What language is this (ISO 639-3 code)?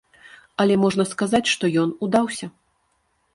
bel